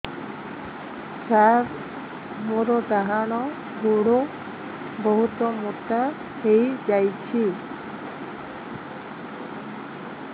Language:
Odia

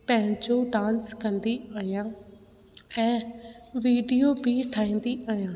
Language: Sindhi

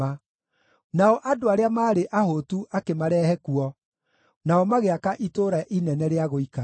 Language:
Kikuyu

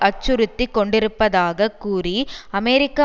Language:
Tamil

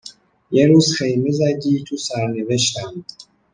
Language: Persian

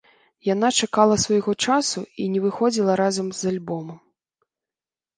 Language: Belarusian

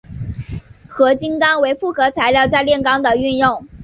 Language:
Chinese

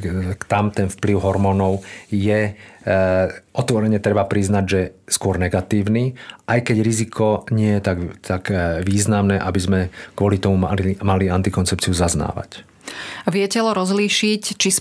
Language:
Slovak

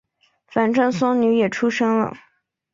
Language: Chinese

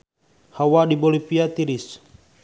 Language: Sundanese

